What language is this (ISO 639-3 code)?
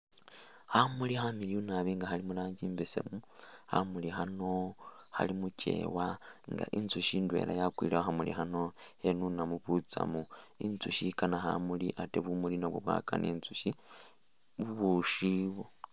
myx